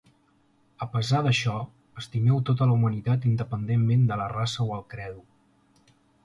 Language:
Catalan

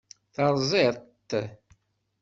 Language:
Kabyle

